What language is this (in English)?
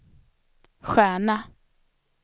Swedish